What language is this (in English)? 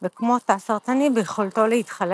Hebrew